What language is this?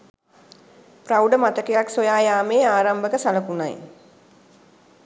Sinhala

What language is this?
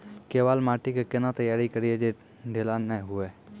Maithili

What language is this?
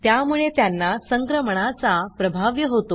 Marathi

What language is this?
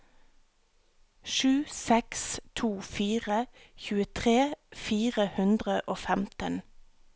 Norwegian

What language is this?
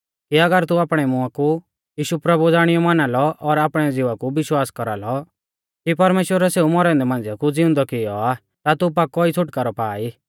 Mahasu Pahari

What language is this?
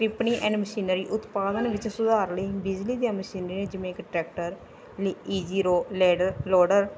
Punjabi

